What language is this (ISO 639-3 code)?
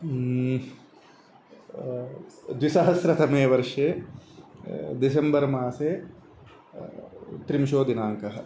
san